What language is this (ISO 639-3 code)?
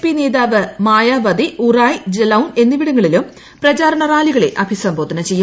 mal